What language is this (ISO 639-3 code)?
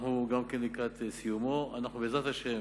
heb